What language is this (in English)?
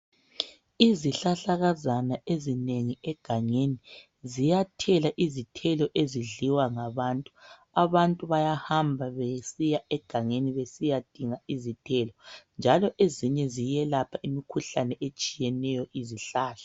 North Ndebele